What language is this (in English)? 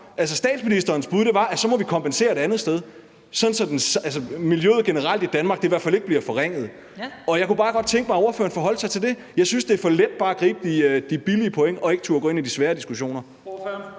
Danish